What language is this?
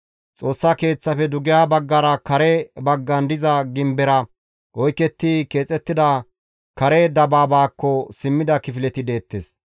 Gamo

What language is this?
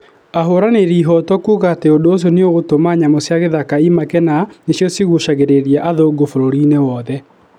Kikuyu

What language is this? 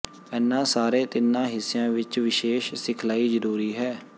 Punjabi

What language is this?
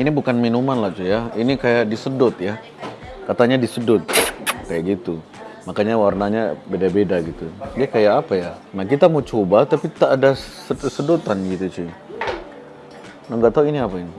Indonesian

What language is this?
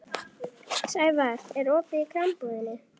Icelandic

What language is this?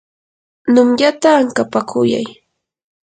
Yanahuanca Pasco Quechua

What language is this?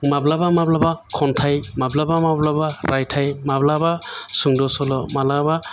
Bodo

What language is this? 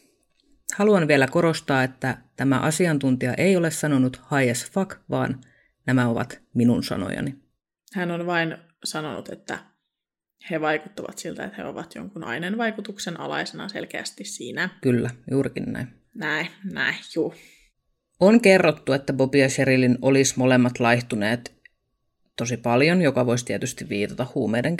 Finnish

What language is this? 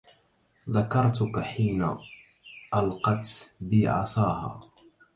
Arabic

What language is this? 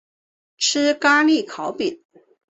Chinese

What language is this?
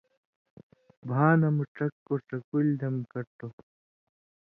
Indus Kohistani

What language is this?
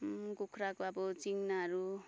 Nepali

